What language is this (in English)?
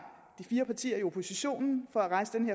Danish